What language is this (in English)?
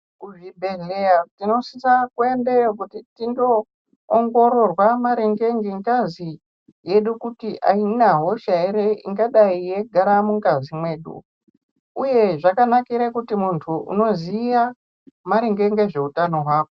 Ndau